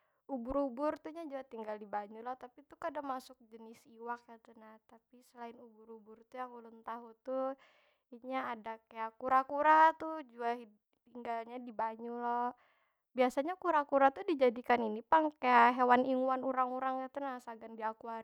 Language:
Banjar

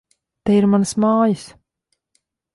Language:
Latvian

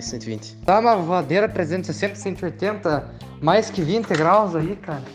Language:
Portuguese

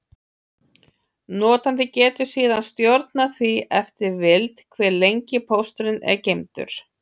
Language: Icelandic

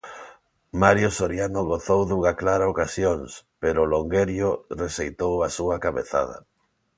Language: Galician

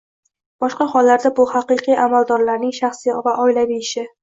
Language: Uzbek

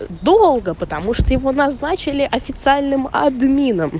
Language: Russian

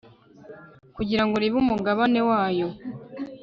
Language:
Kinyarwanda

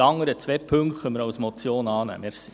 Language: Swiss German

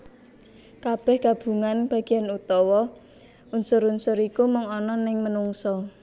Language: Javanese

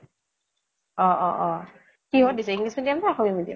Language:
Assamese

